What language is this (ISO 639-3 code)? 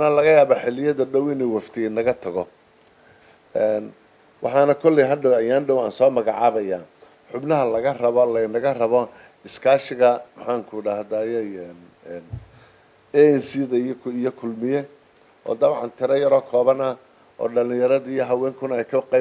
ara